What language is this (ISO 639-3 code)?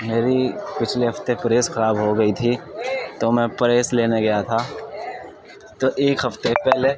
urd